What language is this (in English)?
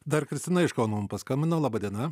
Lithuanian